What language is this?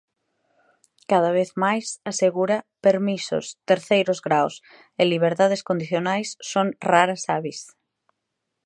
Galician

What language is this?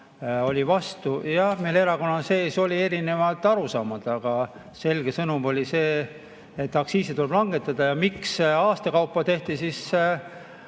Estonian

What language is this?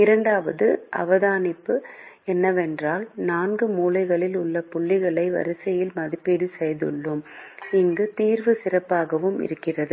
Tamil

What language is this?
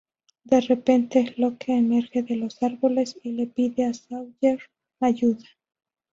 Spanish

